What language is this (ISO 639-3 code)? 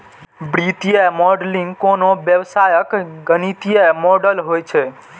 mai